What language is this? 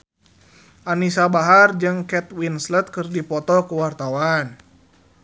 Sundanese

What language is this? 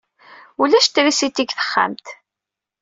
Kabyle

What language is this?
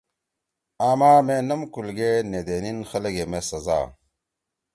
Torwali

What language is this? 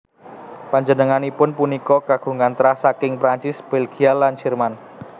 Javanese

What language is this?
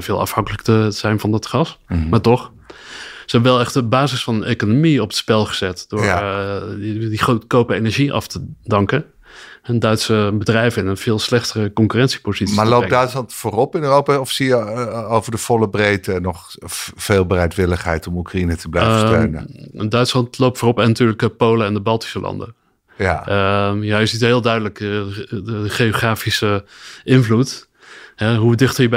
Dutch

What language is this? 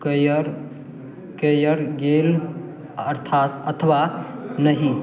Maithili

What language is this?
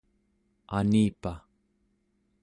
Central Yupik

